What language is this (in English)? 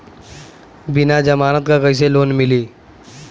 Bhojpuri